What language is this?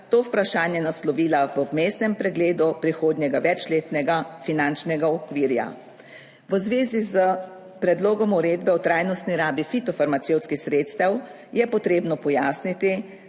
Slovenian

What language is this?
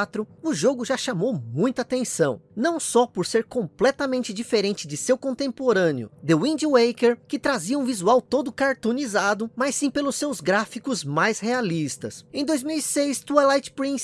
Portuguese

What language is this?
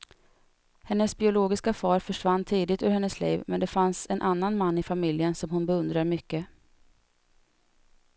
Swedish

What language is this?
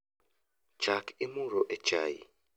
Luo (Kenya and Tanzania)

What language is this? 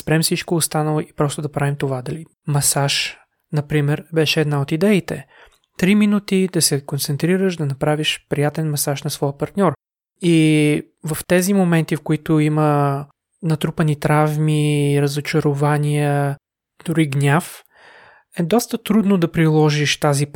Bulgarian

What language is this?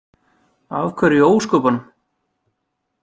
Icelandic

